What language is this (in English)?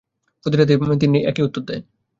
Bangla